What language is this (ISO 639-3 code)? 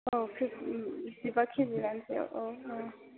brx